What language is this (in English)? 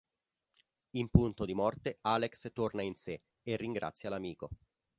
Italian